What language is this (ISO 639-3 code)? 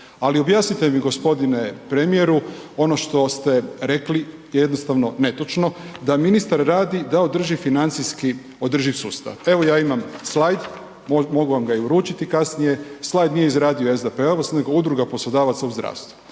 hrv